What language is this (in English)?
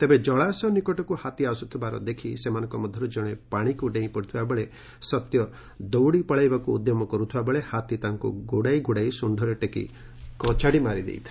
Odia